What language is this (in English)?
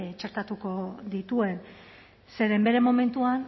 Basque